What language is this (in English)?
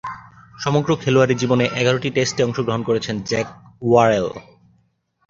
Bangla